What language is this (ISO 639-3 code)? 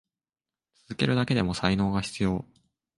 jpn